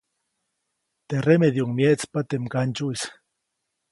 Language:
Copainalá Zoque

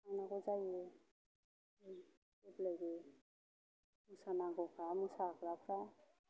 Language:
Bodo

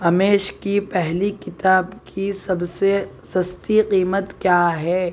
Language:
Urdu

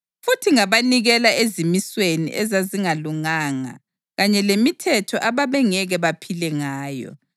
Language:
North Ndebele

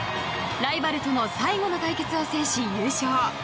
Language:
Japanese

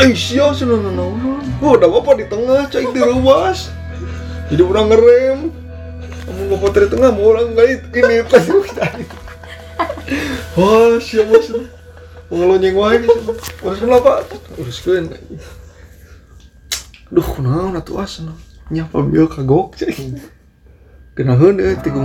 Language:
Indonesian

